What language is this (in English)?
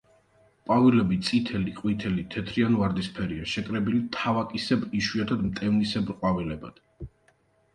Georgian